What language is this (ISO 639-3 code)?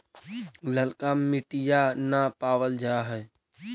mag